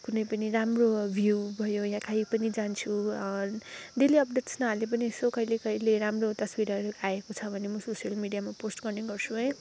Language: Nepali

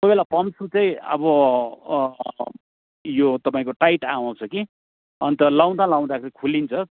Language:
Nepali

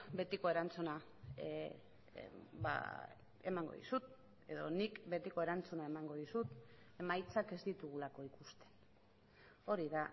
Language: Basque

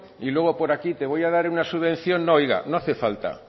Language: Spanish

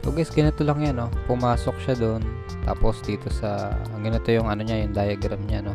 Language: Filipino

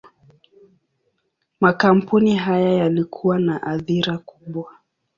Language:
Swahili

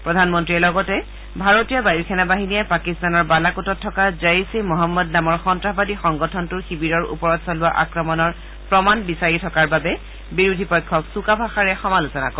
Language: Assamese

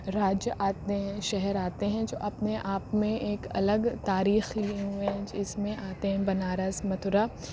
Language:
Urdu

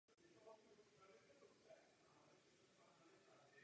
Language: Czech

